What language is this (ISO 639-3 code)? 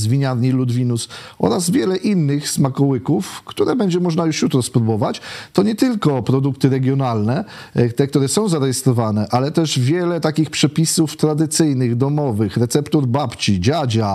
pol